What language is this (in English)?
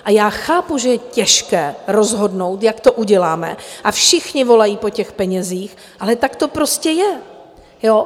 Czech